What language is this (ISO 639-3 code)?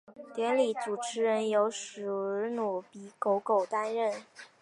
zho